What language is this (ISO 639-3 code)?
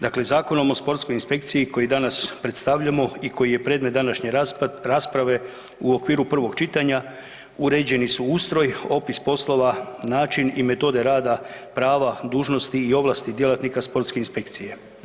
hrv